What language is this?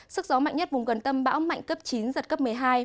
Vietnamese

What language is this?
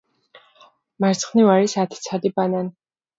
Georgian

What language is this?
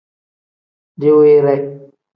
Tem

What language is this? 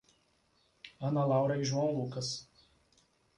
Portuguese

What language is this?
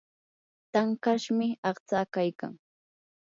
Yanahuanca Pasco Quechua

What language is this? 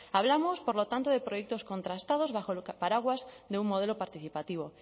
Spanish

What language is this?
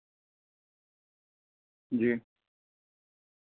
Urdu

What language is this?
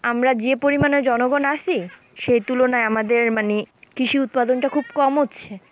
Bangla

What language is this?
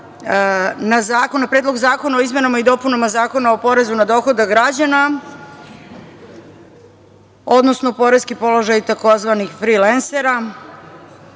Serbian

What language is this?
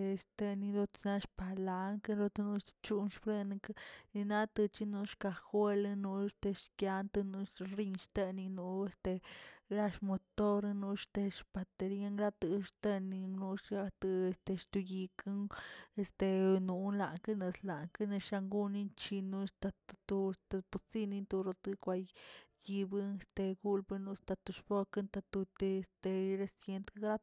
Tilquiapan Zapotec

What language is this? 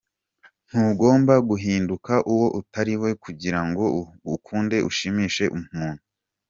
Kinyarwanda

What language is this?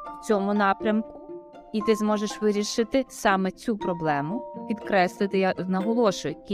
Ukrainian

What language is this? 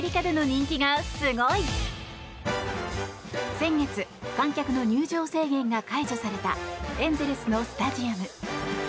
Japanese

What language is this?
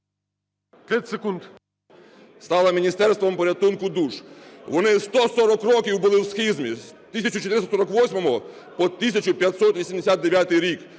Ukrainian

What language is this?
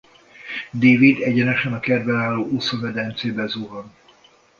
Hungarian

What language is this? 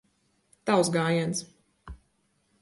Latvian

